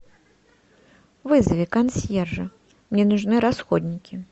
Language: Russian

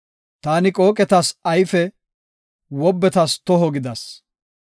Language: Gofa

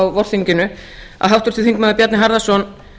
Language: Icelandic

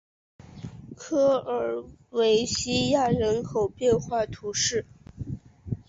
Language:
Chinese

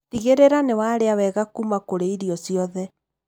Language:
Kikuyu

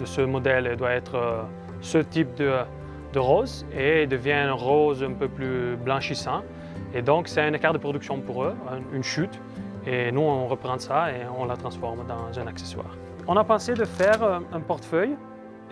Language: French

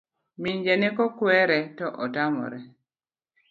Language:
Luo (Kenya and Tanzania)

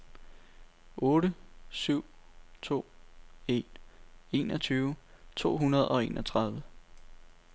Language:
Danish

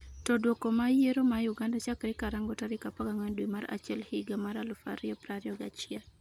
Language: Luo (Kenya and Tanzania)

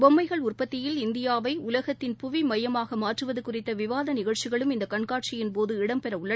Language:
Tamil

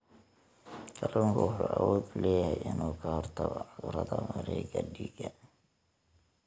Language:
Somali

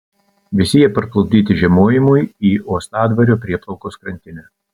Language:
Lithuanian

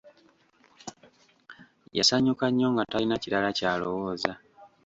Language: Ganda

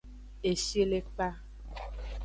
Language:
Aja (Benin)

